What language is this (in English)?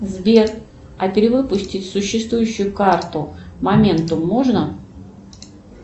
Russian